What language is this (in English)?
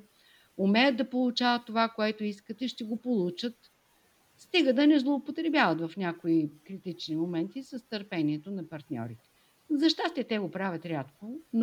Bulgarian